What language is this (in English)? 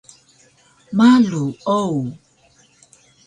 Taroko